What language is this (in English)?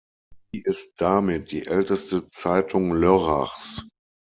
German